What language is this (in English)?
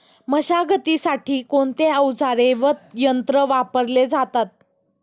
Marathi